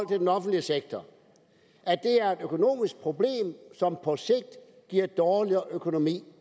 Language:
Danish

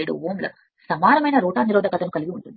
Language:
Telugu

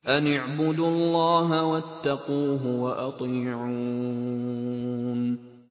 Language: Arabic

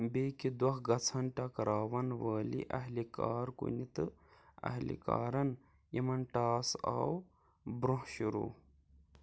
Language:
Kashmiri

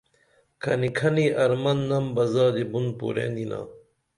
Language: Dameli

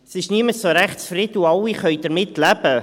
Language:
Swiss German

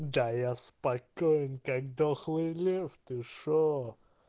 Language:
Russian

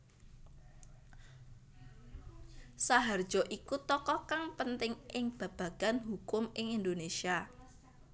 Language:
Javanese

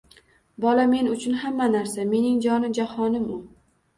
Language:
Uzbek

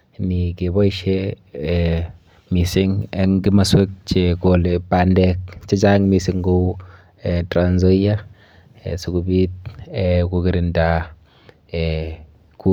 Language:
Kalenjin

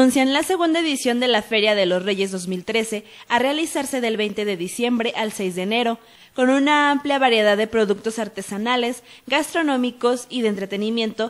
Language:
Spanish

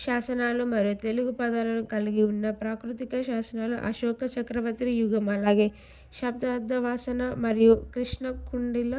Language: Telugu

